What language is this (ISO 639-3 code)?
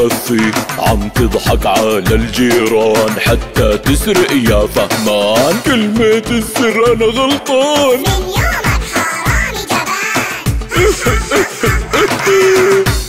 ara